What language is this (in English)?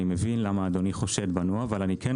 Hebrew